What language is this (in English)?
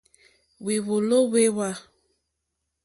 Mokpwe